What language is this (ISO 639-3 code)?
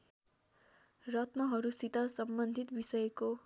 nep